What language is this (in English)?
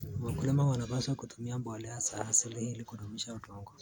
Kalenjin